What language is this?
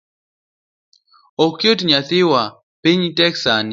Luo (Kenya and Tanzania)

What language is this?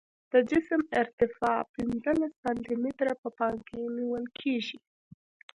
Pashto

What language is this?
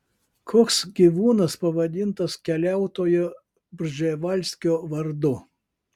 Lithuanian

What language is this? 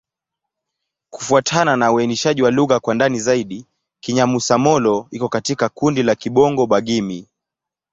Swahili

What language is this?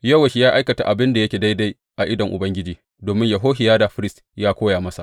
Hausa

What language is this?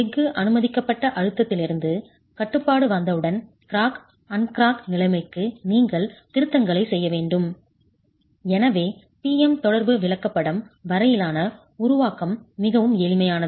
Tamil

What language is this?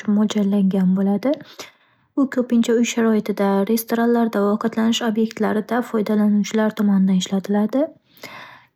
Uzbek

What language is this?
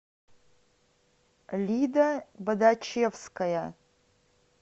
Russian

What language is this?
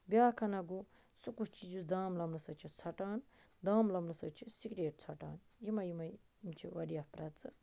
Kashmiri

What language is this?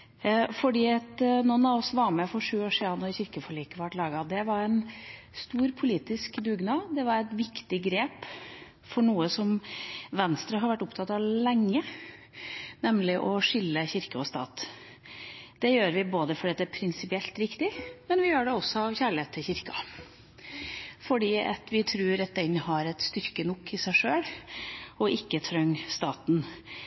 Norwegian Bokmål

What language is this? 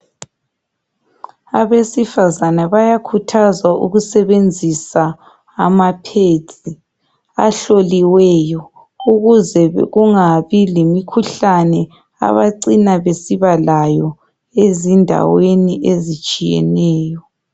North Ndebele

